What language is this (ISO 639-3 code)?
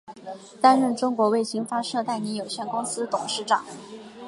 zho